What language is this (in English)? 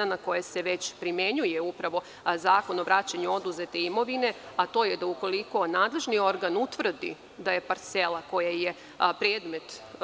Serbian